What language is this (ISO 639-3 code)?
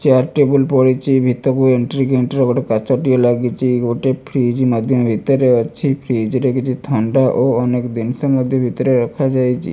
ori